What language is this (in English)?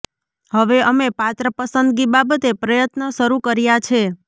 Gujarati